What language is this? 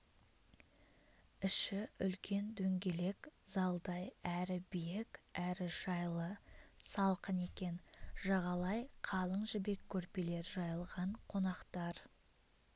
Kazakh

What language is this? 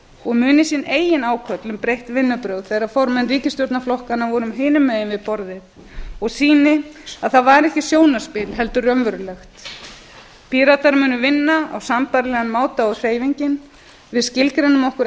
Icelandic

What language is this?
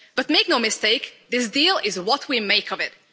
English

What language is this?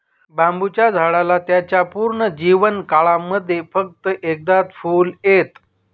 Marathi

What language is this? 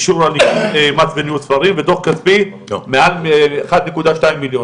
Hebrew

